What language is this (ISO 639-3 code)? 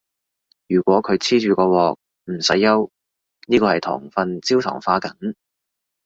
yue